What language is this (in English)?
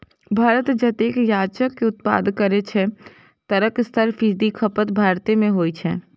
Maithili